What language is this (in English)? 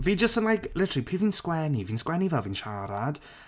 Welsh